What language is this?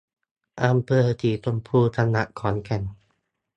Thai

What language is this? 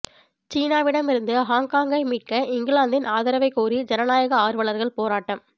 Tamil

